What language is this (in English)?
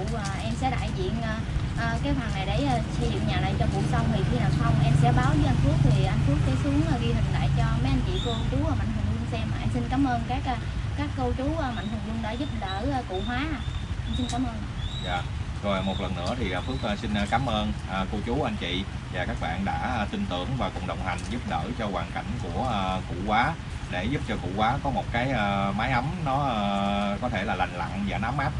Vietnamese